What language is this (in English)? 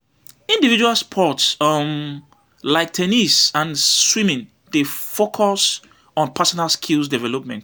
Nigerian Pidgin